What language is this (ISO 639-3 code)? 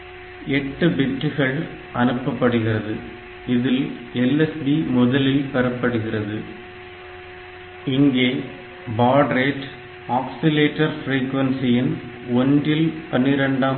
tam